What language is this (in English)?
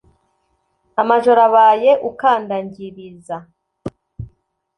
Kinyarwanda